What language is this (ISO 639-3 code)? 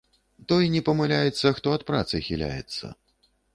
bel